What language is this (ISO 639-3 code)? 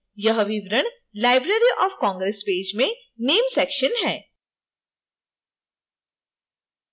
hin